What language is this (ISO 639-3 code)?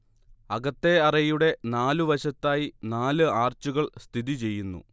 mal